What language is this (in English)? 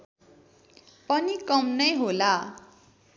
Nepali